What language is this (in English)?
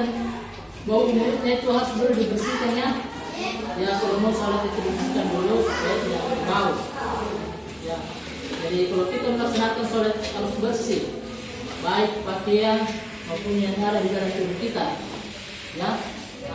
Indonesian